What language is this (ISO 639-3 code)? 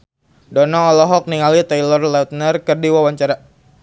sun